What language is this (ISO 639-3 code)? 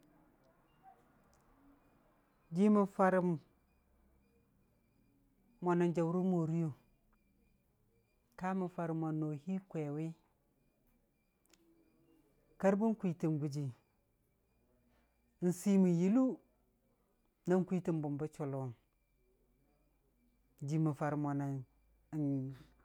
cfa